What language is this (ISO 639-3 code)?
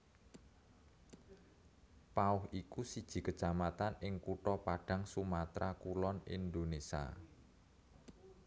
jav